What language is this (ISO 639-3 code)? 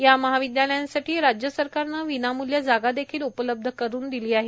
mar